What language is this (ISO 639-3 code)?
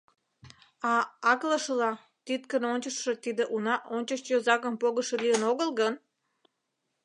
chm